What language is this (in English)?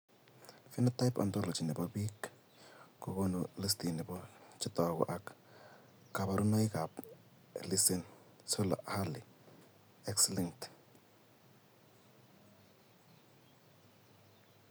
Kalenjin